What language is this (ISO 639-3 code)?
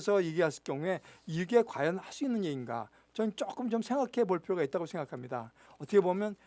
kor